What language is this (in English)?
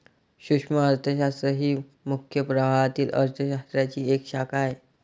Marathi